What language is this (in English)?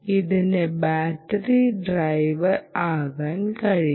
Malayalam